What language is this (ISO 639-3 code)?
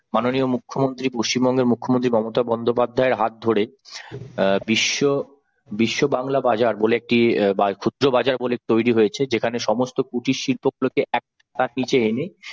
ben